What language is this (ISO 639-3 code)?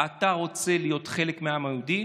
heb